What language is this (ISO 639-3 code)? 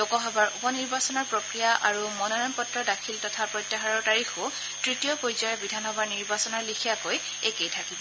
asm